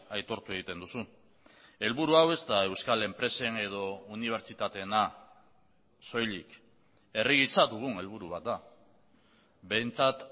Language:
Basque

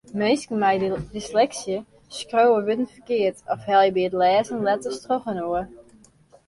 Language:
Western Frisian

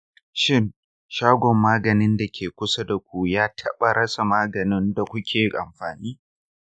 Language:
Hausa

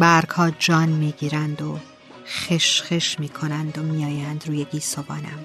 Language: Persian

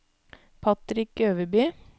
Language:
Norwegian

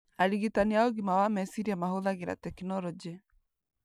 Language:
Kikuyu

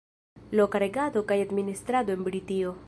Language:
Esperanto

